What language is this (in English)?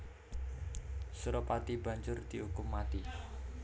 Javanese